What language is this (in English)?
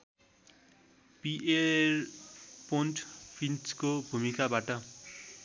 Nepali